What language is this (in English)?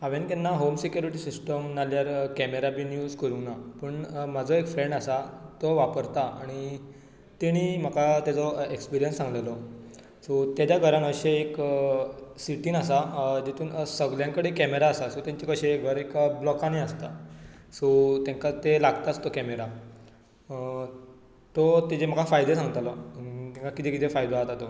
Konkani